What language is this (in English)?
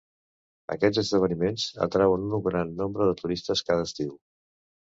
Catalan